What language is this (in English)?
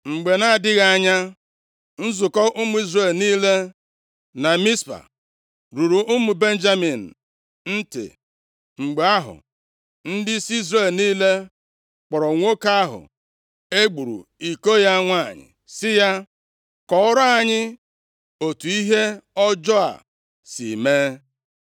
Igbo